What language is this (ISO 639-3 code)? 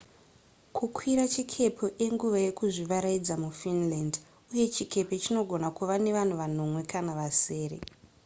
sna